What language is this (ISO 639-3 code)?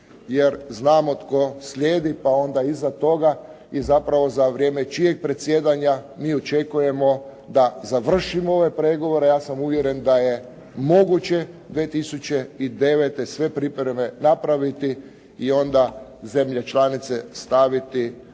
hrv